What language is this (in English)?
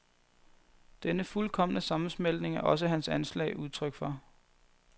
Danish